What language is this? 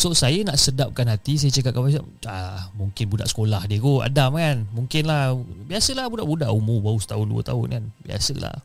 Malay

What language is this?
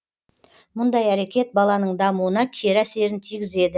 Kazakh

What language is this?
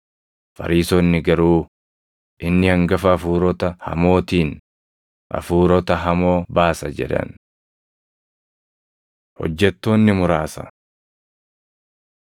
Oromo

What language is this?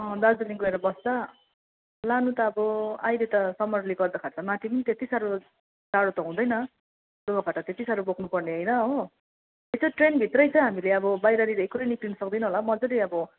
Nepali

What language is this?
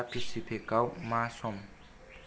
Bodo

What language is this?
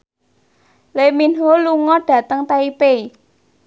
Javanese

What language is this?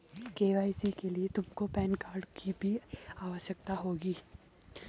Hindi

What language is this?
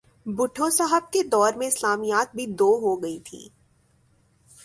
Urdu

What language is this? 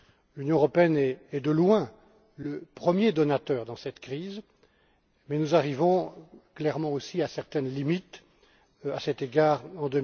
French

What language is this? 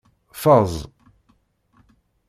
Kabyle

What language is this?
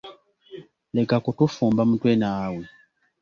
Ganda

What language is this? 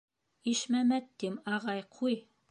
Bashkir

